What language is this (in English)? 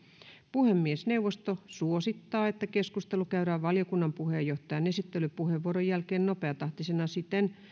Finnish